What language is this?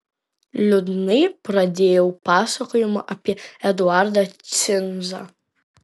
Lithuanian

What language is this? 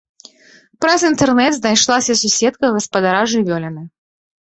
Belarusian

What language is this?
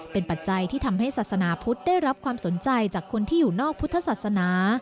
Thai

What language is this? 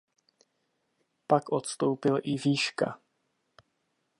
Czech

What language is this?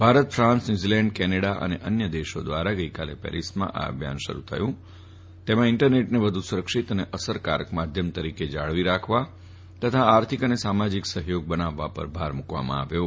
Gujarati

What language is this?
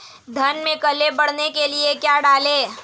Hindi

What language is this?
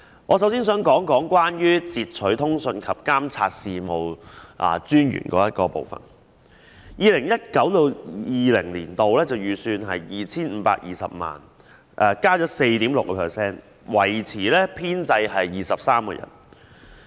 Cantonese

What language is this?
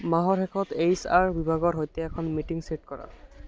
Assamese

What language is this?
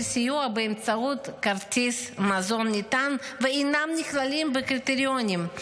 Hebrew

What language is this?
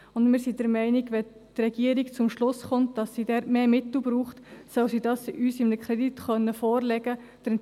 Swiss German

